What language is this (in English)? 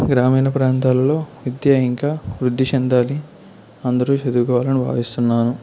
Telugu